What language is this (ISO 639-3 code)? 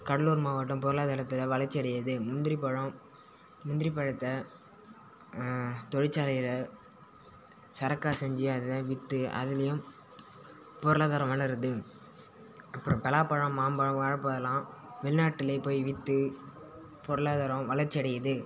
tam